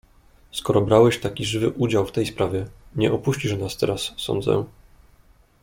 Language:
Polish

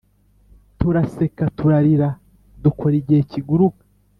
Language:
Kinyarwanda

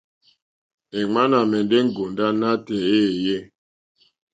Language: Mokpwe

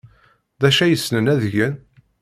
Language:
Kabyle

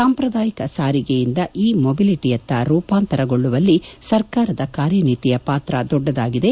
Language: Kannada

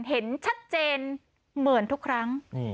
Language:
Thai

